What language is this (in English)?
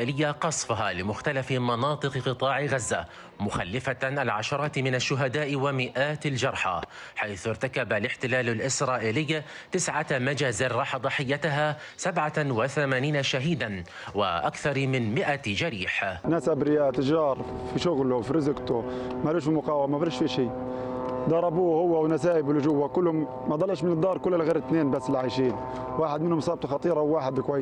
Arabic